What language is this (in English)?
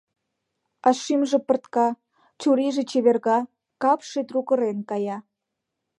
Mari